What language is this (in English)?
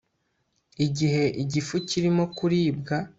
Kinyarwanda